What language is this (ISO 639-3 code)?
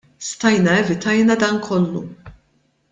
mlt